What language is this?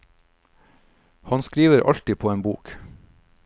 Norwegian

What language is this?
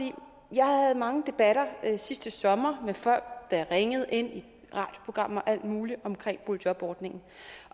Danish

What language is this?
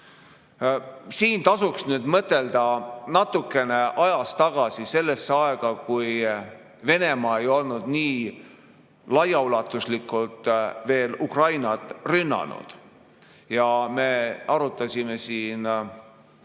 Estonian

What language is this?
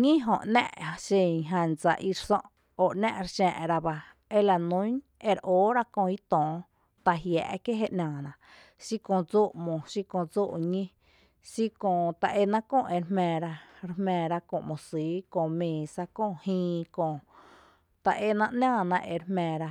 Tepinapa Chinantec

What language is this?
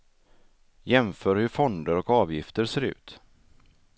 Swedish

